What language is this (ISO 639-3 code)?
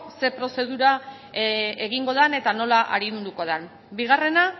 eus